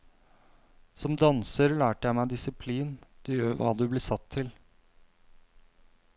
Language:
Norwegian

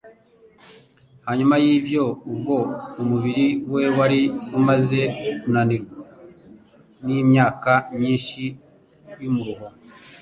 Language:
Kinyarwanda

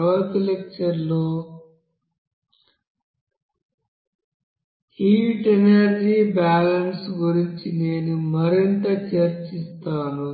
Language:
Telugu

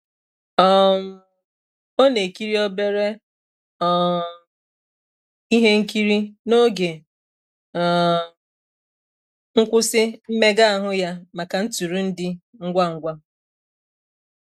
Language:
Igbo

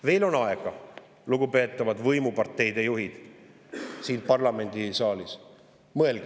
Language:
Estonian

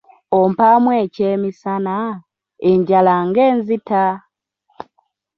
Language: Ganda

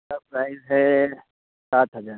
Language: Urdu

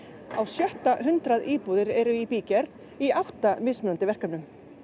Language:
Icelandic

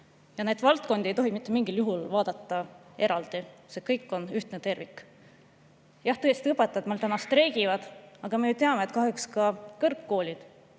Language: Estonian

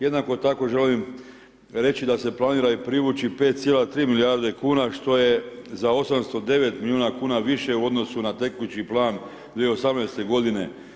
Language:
Croatian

